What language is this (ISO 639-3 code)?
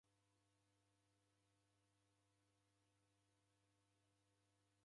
dav